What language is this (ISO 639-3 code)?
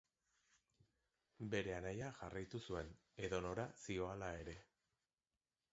eus